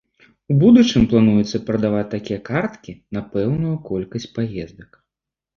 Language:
Belarusian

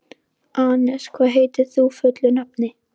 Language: Icelandic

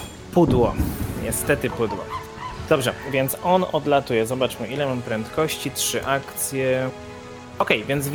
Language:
Polish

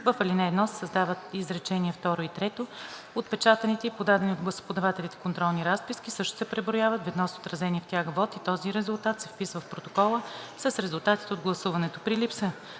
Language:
Bulgarian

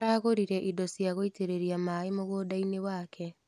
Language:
Kikuyu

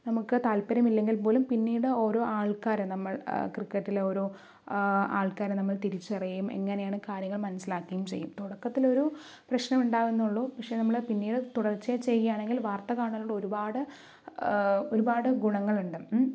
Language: Malayalam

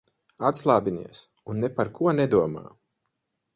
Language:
Latvian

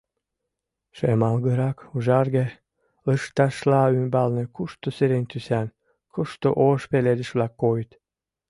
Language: Mari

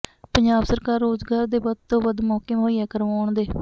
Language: Punjabi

